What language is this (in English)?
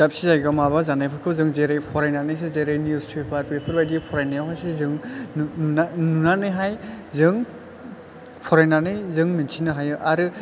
Bodo